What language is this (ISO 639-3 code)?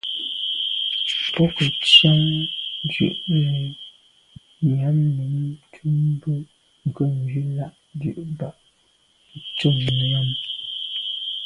byv